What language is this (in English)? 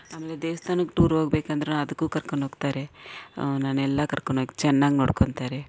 Kannada